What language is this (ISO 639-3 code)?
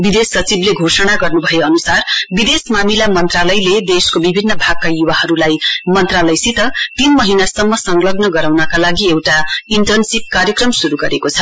nep